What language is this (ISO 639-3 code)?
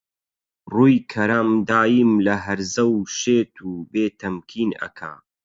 ckb